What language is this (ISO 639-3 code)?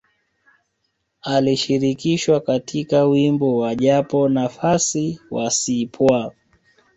swa